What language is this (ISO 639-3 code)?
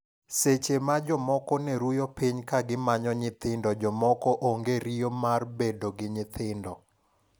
luo